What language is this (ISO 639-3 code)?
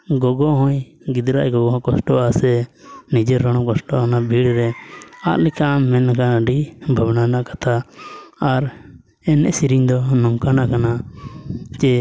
sat